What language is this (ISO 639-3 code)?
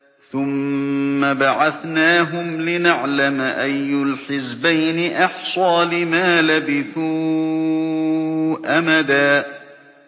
ara